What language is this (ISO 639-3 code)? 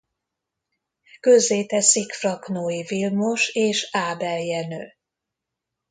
hun